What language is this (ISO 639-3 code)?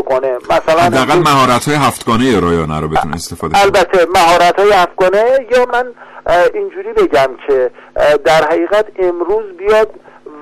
fas